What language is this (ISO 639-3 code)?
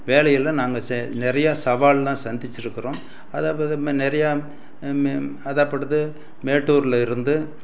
tam